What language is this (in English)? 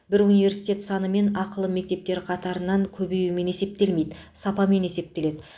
Kazakh